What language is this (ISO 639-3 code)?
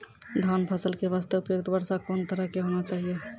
mai